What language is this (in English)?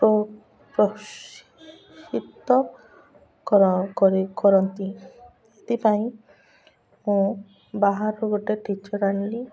Odia